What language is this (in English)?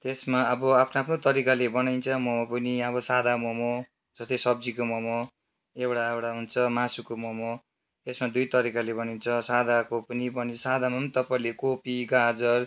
Nepali